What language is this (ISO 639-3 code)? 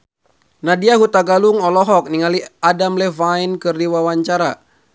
sun